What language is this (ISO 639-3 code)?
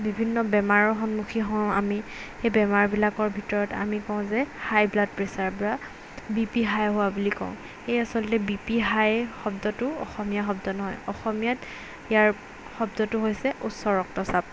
asm